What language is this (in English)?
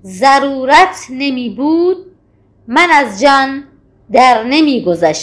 Persian